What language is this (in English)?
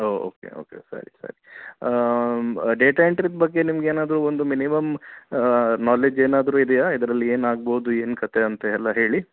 Kannada